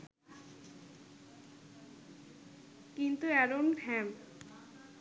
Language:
Bangla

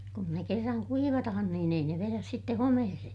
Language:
Finnish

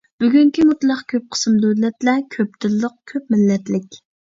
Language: Uyghur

